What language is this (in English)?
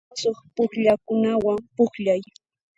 Puno Quechua